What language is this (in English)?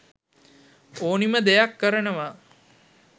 Sinhala